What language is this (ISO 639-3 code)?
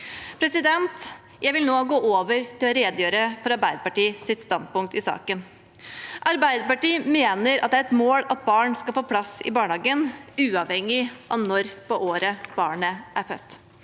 nor